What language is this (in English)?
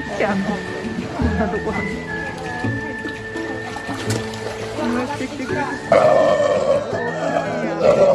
Japanese